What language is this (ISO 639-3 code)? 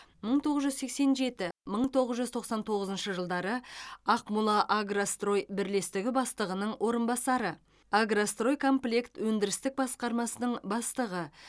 kaz